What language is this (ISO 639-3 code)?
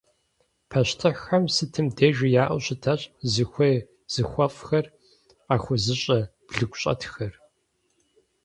kbd